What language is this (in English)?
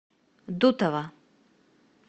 Russian